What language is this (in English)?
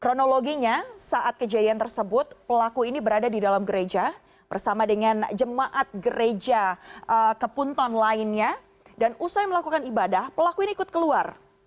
Indonesian